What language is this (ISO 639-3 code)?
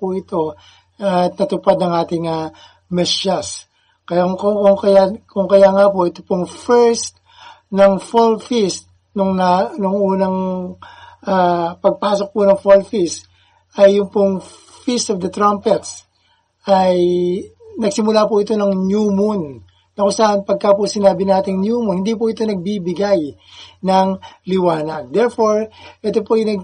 fil